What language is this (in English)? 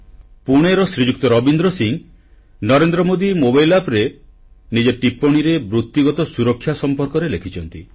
Odia